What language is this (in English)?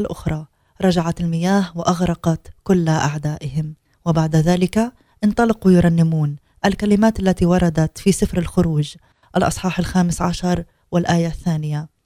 Arabic